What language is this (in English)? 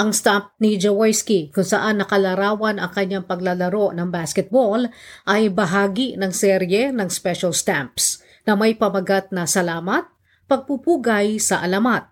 Filipino